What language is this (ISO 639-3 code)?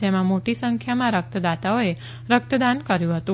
guj